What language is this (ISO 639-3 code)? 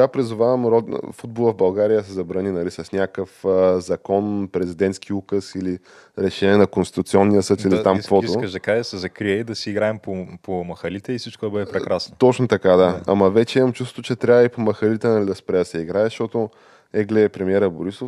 bul